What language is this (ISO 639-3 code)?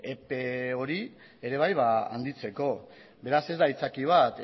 eus